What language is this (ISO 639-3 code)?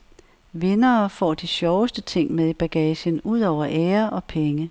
dan